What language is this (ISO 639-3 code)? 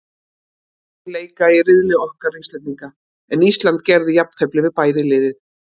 isl